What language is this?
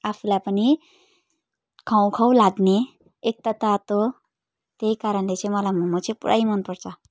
Nepali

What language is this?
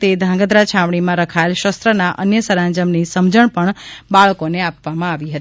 Gujarati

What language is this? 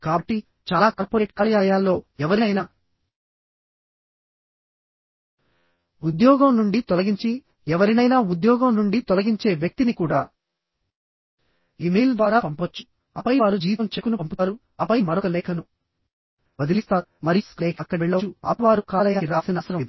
Telugu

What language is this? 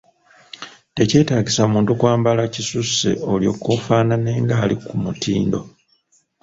Ganda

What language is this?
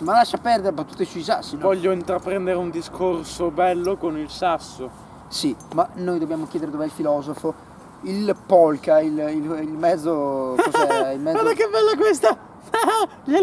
Italian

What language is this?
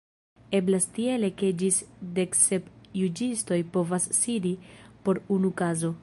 Esperanto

